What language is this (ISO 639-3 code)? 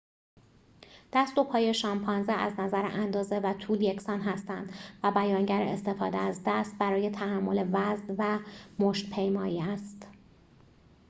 fas